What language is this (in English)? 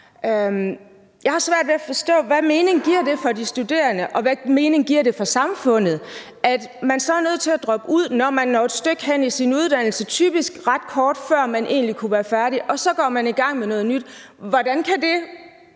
Danish